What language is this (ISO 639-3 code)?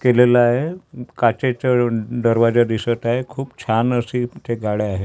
mar